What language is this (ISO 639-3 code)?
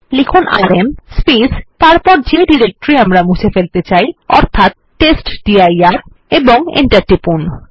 ben